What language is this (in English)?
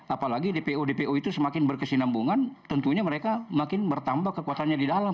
Indonesian